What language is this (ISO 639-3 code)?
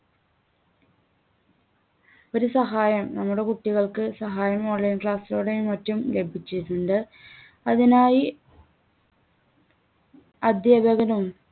mal